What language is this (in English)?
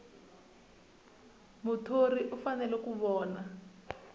Tsonga